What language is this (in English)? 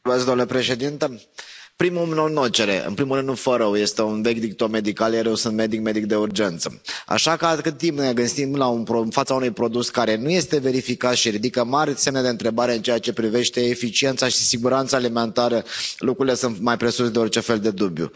Romanian